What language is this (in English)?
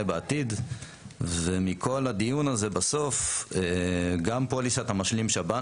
Hebrew